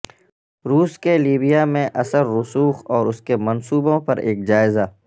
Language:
Urdu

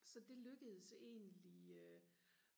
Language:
Danish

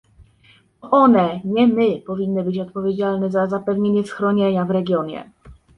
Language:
Polish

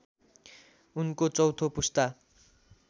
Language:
Nepali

